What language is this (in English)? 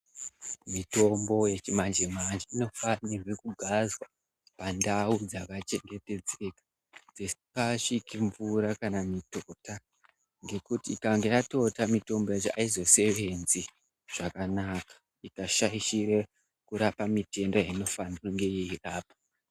Ndau